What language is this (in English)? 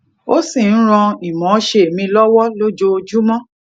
Yoruba